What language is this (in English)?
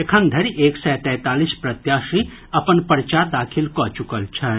Maithili